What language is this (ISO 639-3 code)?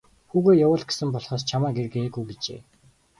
mon